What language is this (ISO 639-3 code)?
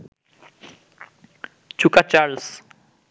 ben